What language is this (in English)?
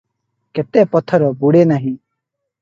Odia